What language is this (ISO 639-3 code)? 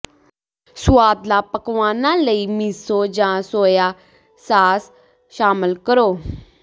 pan